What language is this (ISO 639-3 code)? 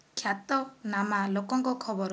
ori